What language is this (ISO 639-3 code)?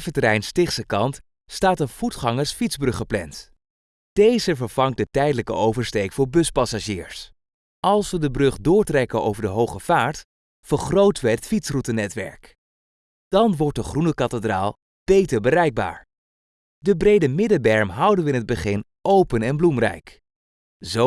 nld